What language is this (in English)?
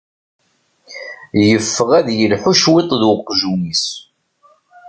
Kabyle